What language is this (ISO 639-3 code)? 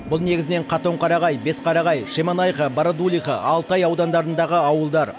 kaz